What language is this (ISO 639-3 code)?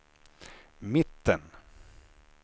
swe